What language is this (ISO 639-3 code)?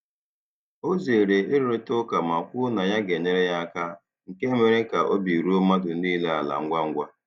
ibo